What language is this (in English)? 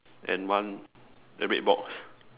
English